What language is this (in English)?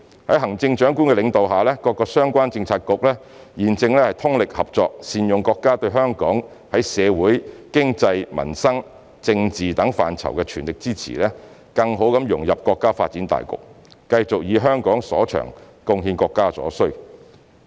Cantonese